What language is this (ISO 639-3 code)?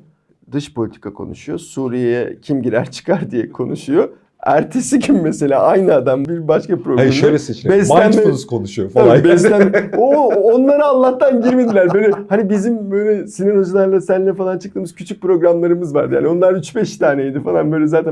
tur